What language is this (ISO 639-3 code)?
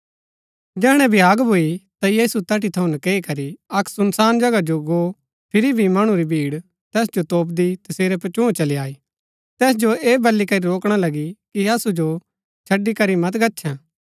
gbk